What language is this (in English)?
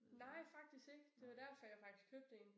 Danish